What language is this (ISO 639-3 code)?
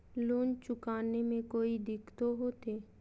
mag